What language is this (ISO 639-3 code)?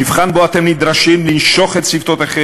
heb